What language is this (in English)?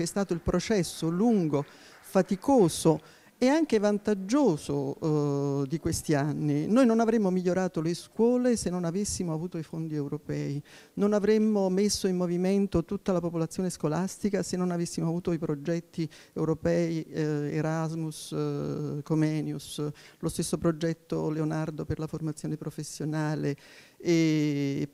Italian